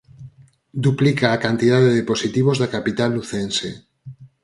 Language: Galician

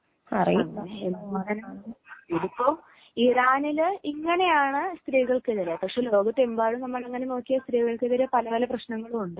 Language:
Malayalam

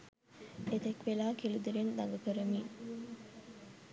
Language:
Sinhala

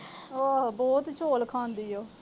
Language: Punjabi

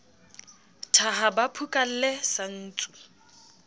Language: Southern Sotho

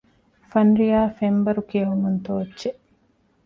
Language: Divehi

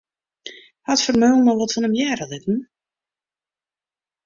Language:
Western Frisian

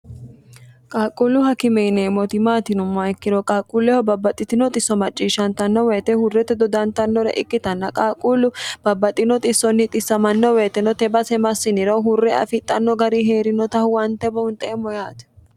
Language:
Sidamo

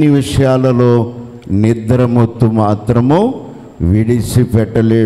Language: Telugu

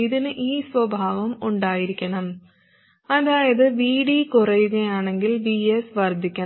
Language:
Malayalam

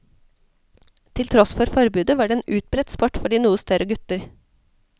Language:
Norwegian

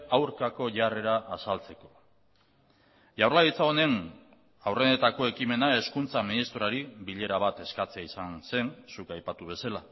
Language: Basque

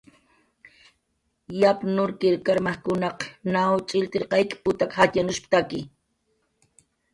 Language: Jaqaru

